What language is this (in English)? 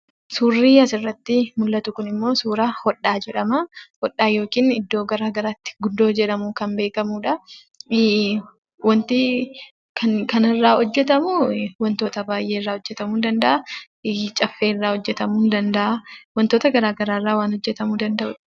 Oromo